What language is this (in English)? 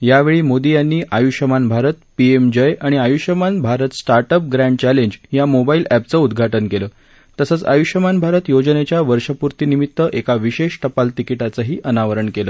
Marathi